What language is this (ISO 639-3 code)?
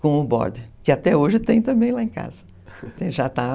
por